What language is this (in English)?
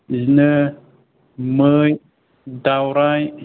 Bodo